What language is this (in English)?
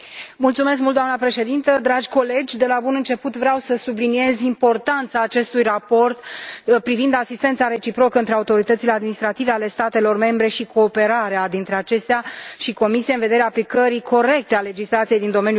Romanian